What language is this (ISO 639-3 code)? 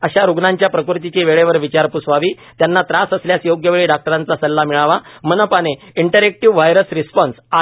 mar